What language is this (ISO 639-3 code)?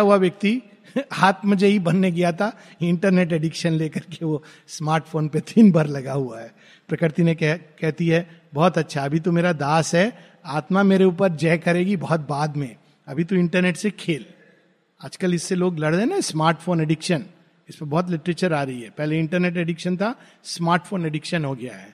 hin